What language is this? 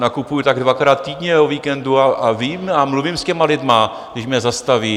Czech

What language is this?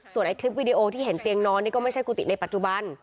Thai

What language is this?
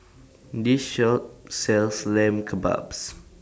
English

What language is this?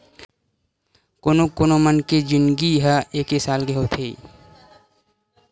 Chhattisgarhi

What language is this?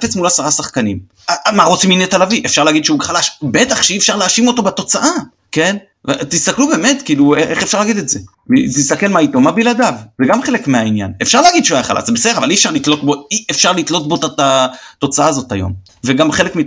Hebrew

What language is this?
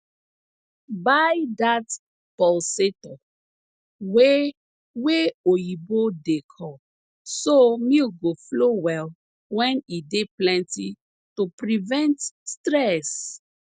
Nigerian Pidgin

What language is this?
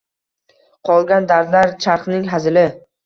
Uzbek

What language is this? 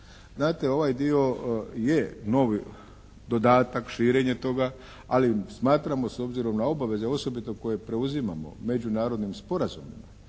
Croatian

